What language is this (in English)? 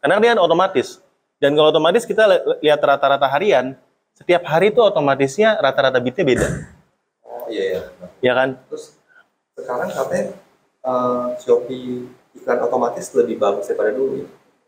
Indonesian